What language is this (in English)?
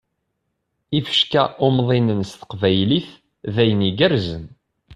Kabyle